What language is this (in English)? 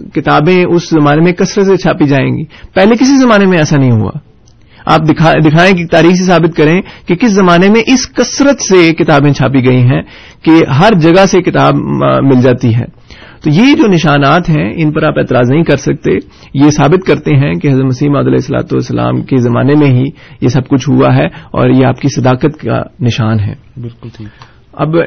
Urdu